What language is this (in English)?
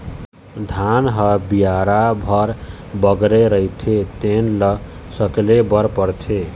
Chhattisgarhi